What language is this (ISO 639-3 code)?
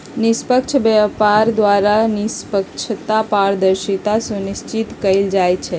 mag